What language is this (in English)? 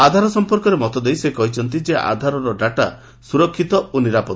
Odia